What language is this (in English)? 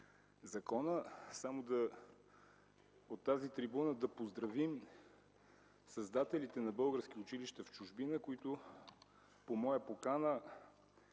Bulgarian